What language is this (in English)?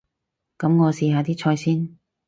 Cantonese